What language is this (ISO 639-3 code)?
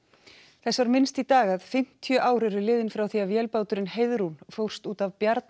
isl